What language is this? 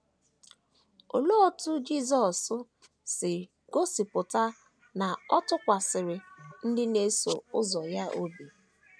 Igbo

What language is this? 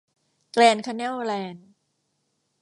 Thai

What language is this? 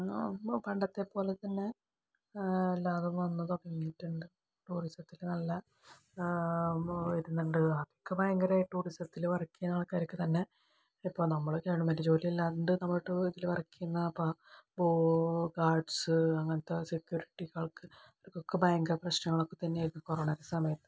Malayalam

